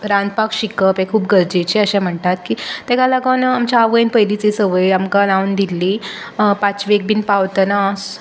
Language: Konkani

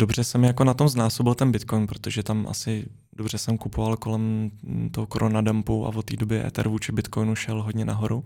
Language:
Czech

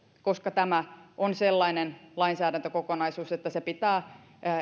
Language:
Finnish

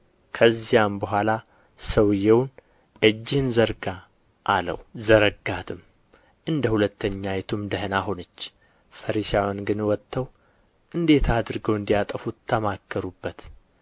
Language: Amharic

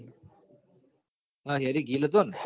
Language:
Gujarati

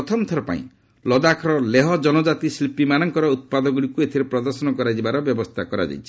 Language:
Odia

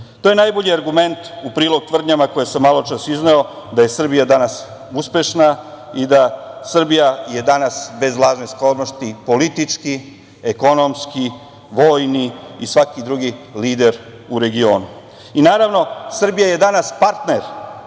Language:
Serbian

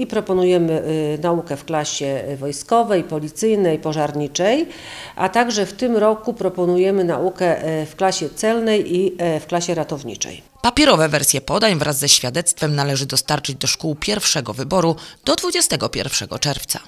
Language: Polish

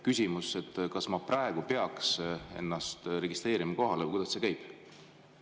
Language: Estonian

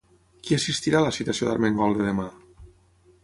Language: Catalan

